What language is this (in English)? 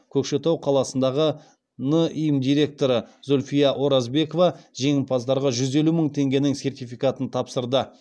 Kazakh